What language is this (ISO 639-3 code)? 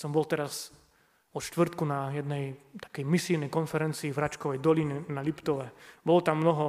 slk